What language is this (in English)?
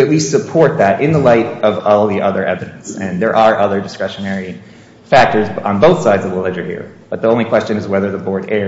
English